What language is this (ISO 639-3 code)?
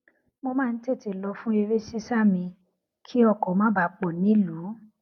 yor